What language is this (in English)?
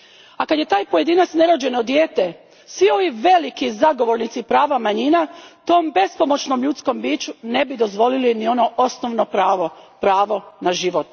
Croatian